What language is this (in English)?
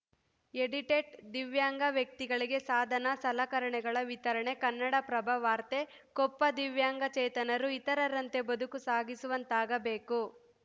Kannada